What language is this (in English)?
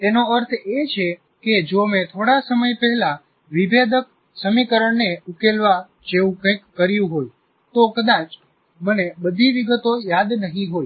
Gujarati